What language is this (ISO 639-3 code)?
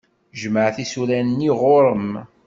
kab